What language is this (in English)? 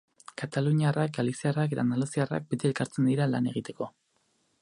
Basque